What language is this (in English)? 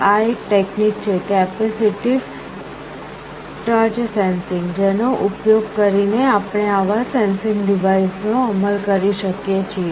Gujarati